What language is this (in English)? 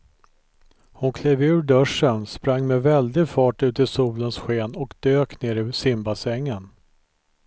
Swedish